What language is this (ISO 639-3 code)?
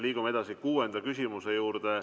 est